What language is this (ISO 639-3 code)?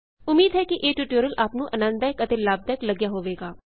pan